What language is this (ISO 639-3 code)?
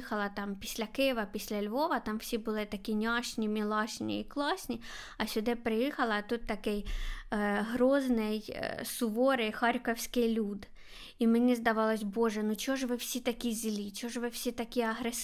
ukr